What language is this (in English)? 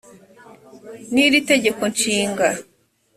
Kinyarwanda